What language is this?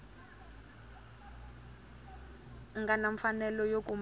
Tsonga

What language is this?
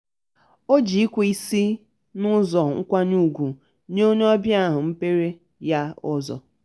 Igbo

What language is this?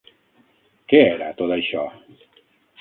Catalan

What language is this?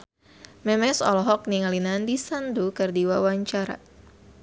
Sundanese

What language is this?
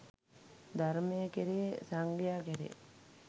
Sinhala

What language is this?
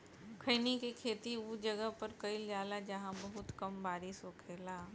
Bhojpuri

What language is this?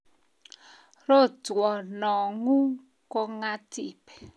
Kalenjin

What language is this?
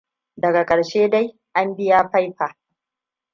Hausa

